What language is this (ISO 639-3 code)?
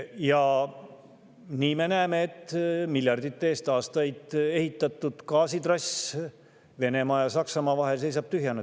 est